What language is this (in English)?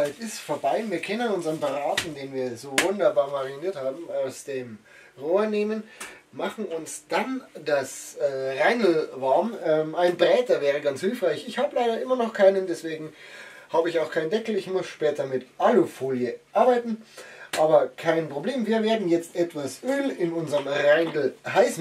German